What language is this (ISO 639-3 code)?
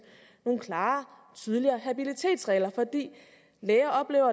dan